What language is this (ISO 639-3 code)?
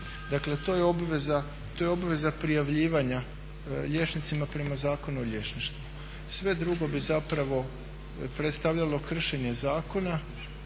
hrv